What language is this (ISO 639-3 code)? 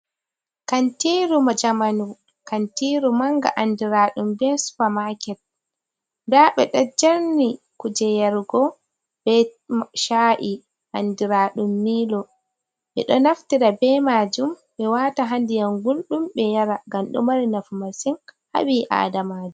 ful